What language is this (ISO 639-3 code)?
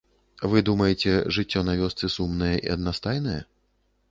bel